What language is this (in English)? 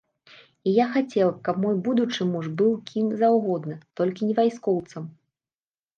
Belarusian